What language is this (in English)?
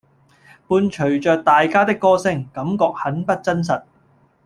Cantonese